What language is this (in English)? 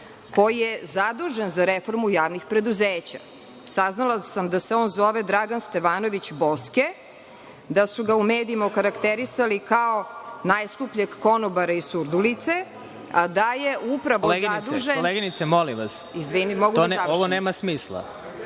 Serbian